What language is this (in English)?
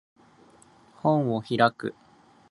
Japanese